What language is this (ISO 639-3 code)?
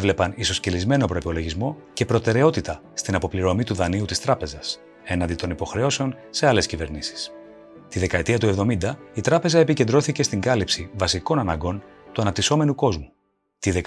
ell